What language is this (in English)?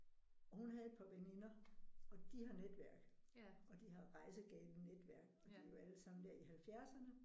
Danish